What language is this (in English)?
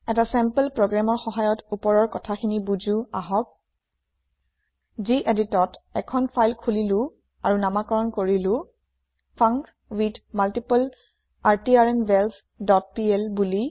Assamese